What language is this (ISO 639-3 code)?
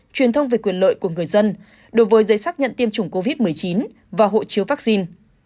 vie